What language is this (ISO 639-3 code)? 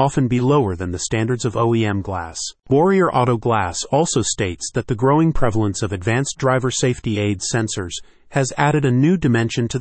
eng